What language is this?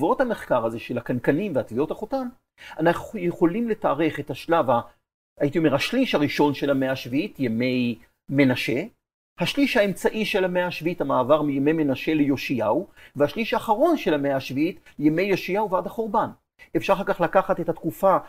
Hebrew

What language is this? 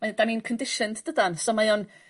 Welsh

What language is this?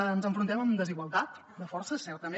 Catalan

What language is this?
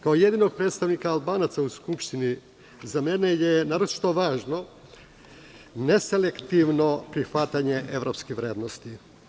Serbian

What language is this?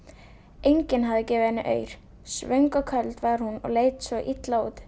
Icelandic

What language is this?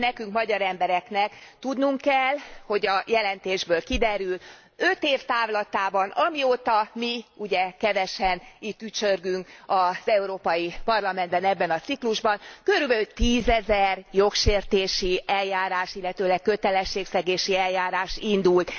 Hungarian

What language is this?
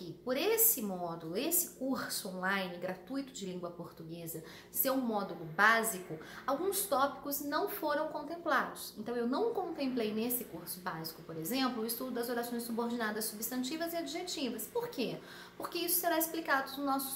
Portuguese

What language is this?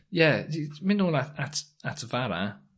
Welsh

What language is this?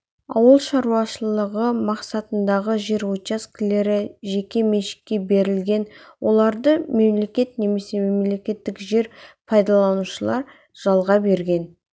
Kazakh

